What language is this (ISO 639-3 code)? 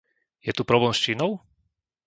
slk